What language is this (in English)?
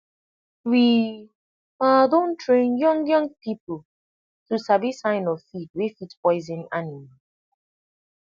Nigerian Pidgin